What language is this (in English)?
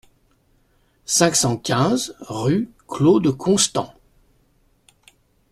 French